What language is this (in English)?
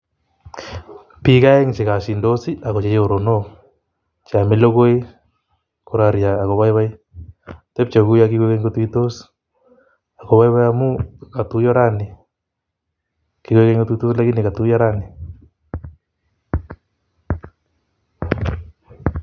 Kalenjin